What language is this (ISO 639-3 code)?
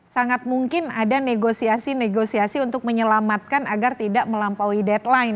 ind